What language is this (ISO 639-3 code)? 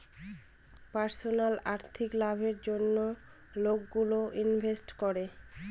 ben